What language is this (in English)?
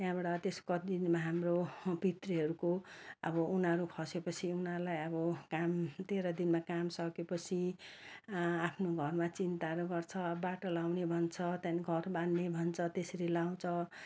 Nepali